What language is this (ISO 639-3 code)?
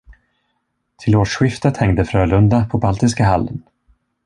swe